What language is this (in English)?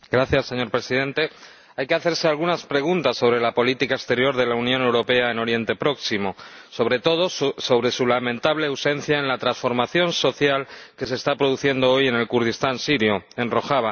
Spanish